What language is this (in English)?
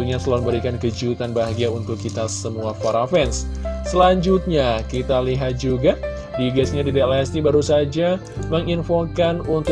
Indonesian